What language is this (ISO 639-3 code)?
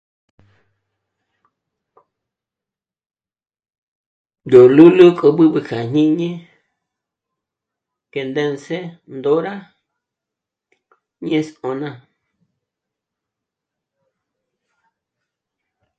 mmc